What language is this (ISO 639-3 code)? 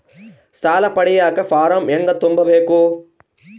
kan